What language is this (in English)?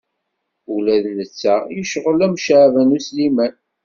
Kabyle